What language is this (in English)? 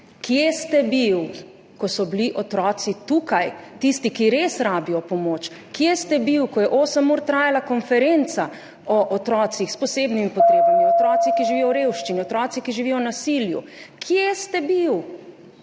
Slovenian